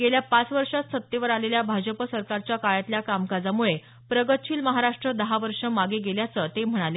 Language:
Marathi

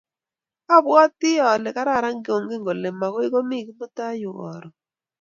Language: Kalenjin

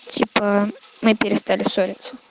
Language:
Russian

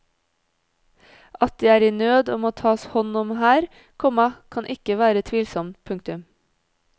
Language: Norwegian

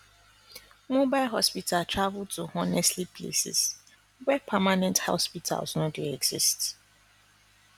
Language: Nigerian Pidgin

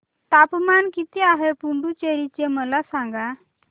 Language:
Marathi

